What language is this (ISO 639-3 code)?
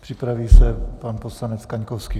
ces